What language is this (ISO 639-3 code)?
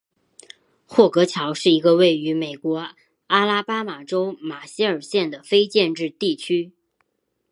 zho